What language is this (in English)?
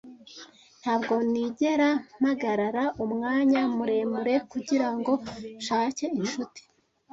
Kinyarwanda